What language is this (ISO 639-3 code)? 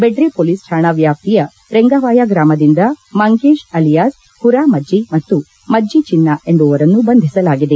kan